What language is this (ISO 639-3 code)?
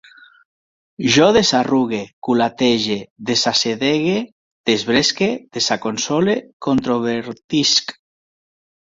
cat